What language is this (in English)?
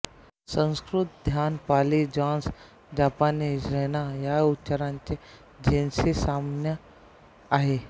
Marathi